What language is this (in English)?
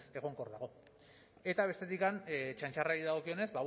Basque